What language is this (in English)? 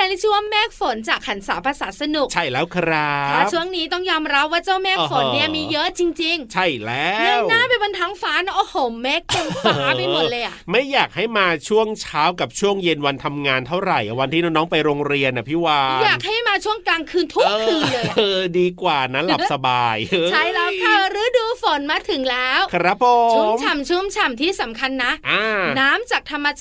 Thai